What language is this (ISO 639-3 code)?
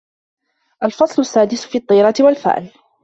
ara